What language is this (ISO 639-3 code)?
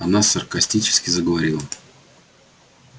rus